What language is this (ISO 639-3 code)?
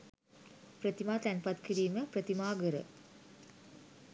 sin